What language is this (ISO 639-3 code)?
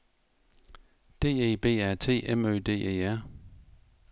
dan